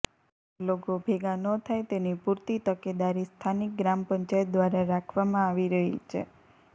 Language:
Gujarati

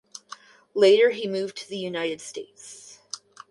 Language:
English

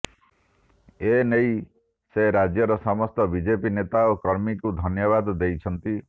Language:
Odia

